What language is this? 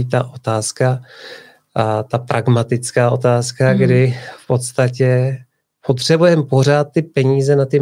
Czech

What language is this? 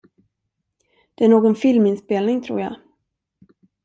Swedish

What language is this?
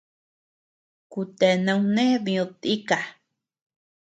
Tepeuxila Cuicatec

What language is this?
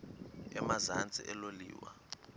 Xhosa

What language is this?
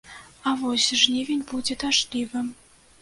Belarusian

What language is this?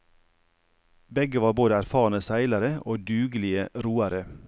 Norwegian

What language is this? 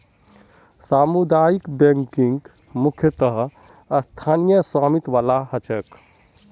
Magahi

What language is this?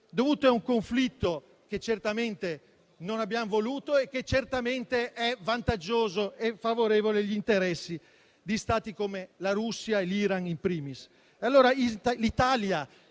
Italian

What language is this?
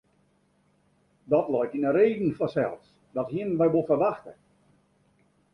Western Frisian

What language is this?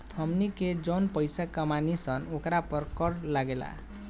Bhojpuri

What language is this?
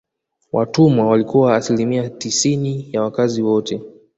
Swahili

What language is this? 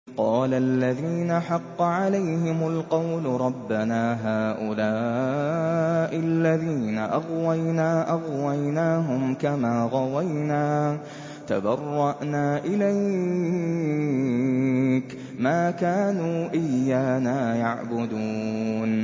Arabic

